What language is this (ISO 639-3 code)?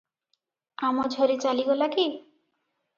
ori